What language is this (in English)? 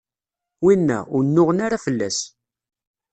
Kabyle